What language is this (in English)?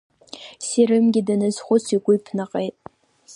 Abkhazian